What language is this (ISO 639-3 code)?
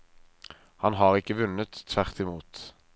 nor